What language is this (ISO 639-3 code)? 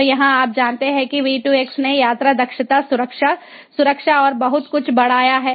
hin